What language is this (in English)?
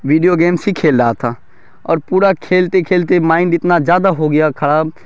Urdu